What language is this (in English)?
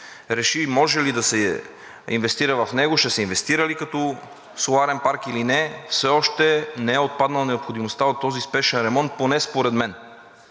Bulgarian